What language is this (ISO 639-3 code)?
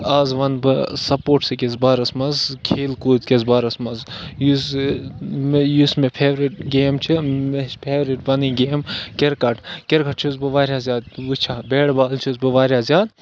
kas